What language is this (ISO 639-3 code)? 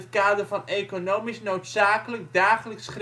nld